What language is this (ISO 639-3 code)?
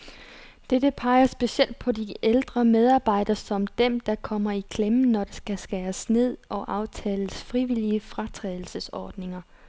dan